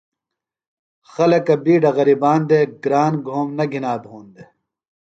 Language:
Phalura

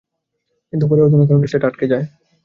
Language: Bangla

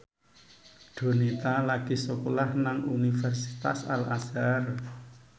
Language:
Javanese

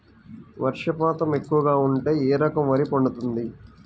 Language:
Telugu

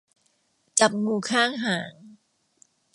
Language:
Thai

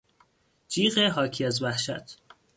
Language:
Persian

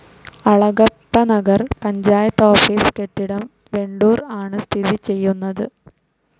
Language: Malayalam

